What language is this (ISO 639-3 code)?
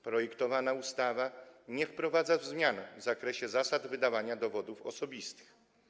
pol